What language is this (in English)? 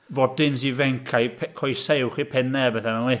Welsh